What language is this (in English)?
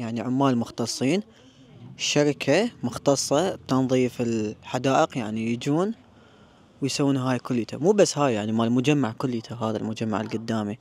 Arabic